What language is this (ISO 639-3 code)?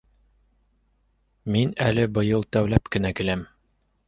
bak